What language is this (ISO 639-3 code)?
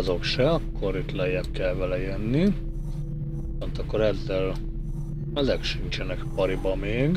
hun